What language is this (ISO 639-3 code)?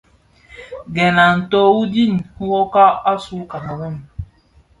ksf